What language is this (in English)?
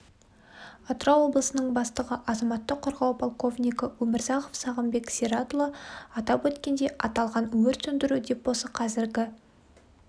Kazakh